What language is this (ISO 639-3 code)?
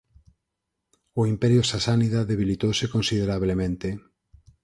glg